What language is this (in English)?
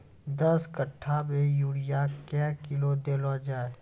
Maithili